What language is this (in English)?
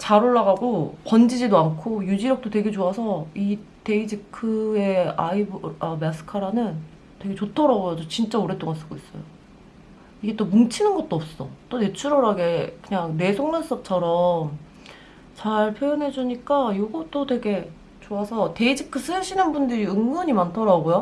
Korean